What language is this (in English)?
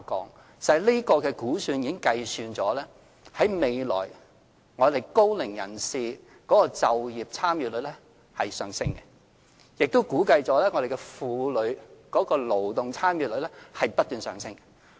Cantonese